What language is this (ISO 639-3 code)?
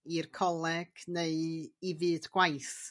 cym